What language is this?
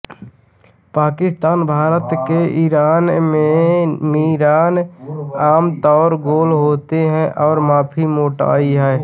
Hindi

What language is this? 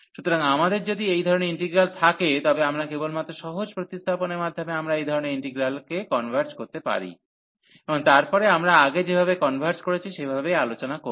Bangla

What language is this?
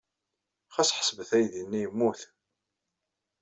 Kabyle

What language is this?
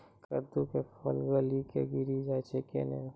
Maithili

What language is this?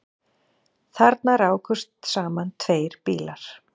Icelandic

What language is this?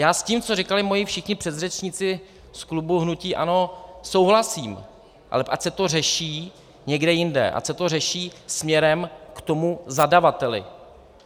Czech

